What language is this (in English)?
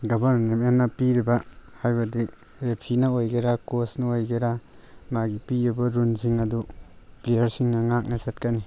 Manipuri